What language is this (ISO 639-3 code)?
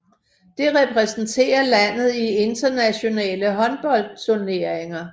dan